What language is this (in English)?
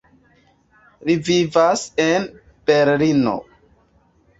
Esperanto